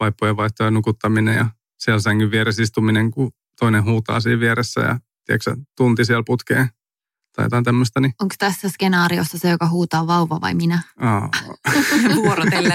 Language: Finnish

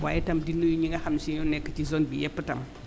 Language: Wolof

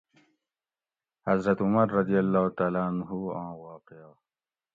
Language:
Gawri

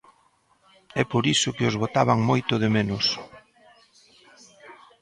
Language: Galician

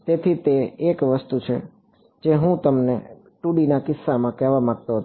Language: Gujarati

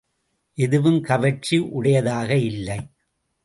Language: Tamil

